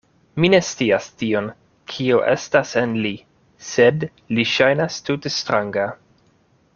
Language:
Esperanto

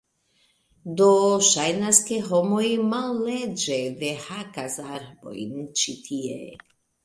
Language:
Esperanto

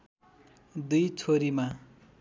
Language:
Nepali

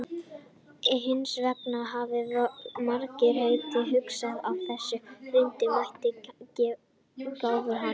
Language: Icelandic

